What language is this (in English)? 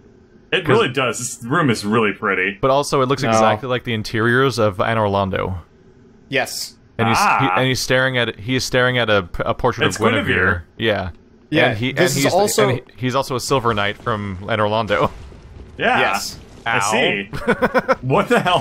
English